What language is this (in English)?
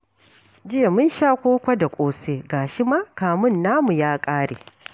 Hausa